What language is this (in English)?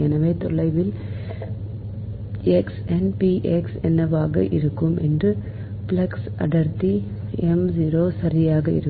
Tamil